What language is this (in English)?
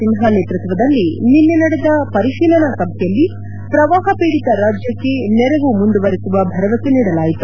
Kannada